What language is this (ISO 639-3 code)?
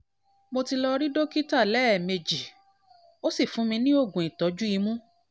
yor